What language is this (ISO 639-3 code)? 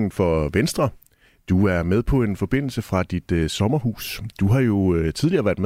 dan